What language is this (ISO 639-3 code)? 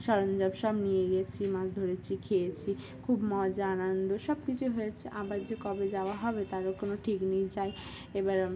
ben